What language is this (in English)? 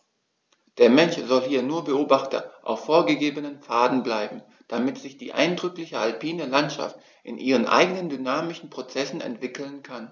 German